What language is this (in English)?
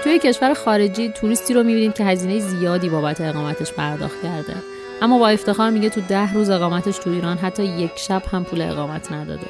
Persian